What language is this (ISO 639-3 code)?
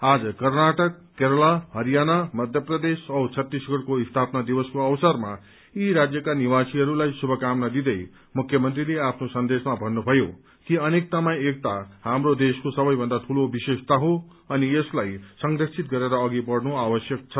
nep